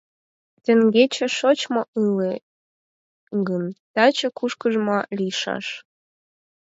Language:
Mari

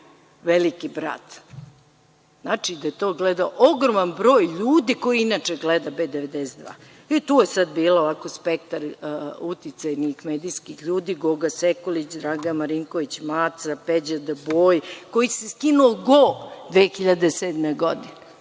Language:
Serbian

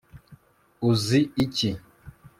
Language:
Kinyarwanda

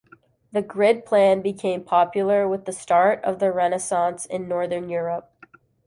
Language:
English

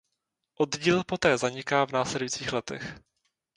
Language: Czech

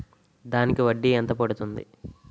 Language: Telugu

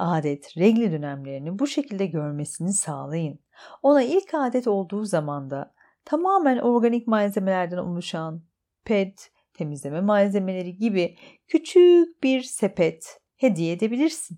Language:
Turkish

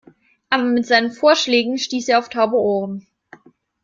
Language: German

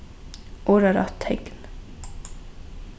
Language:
Faroese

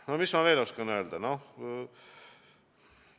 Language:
Estonian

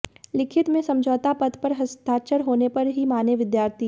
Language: Hindi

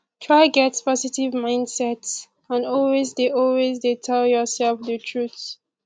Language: Nigerian Pidgin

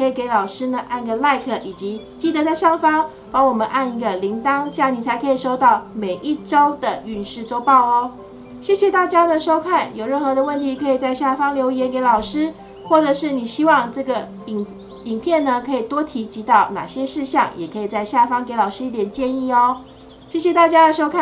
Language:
Chinese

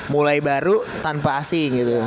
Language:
Indonesian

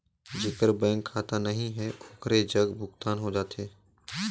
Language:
Chhattisgarhi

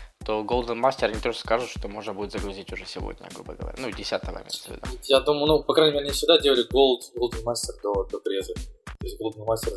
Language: Russian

